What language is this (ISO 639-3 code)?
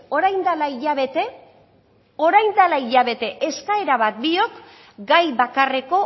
eus